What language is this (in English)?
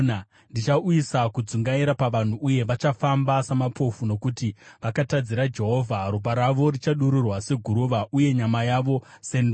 Shona